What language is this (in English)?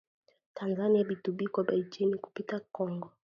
Swahili